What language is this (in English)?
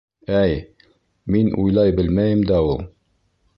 Bashkir